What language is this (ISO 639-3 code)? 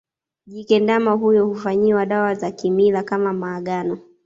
swa